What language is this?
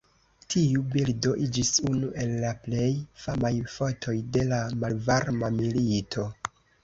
Esperanto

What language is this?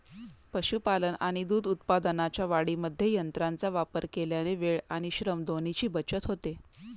Marathi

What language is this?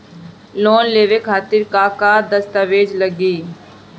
Bhojpuri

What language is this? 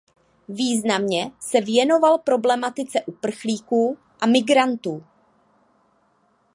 Czech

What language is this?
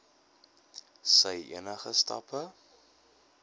Afrikaans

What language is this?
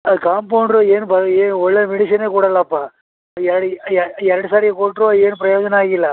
Kannada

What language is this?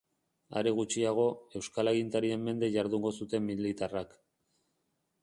Basque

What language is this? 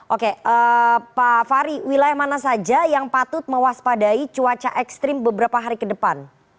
Indonesian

